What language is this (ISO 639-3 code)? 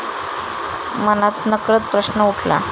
mar